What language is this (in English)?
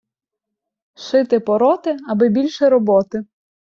Ukrainian